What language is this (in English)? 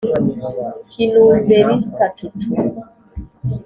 Kinyarwanda